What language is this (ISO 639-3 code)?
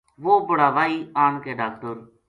gju